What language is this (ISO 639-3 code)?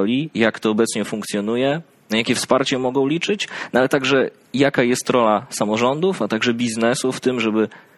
pol